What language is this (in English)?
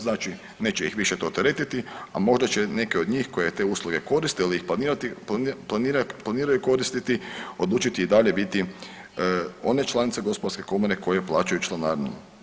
Croatian